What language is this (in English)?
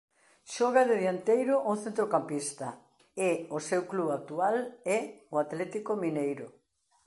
Galician